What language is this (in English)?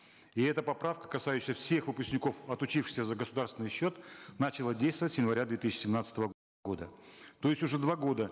Kazakh